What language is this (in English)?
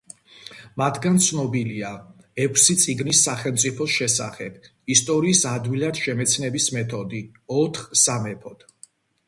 Georgian